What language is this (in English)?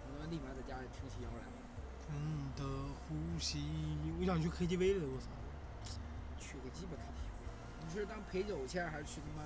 Chinese